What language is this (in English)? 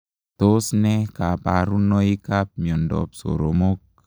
Kalenjin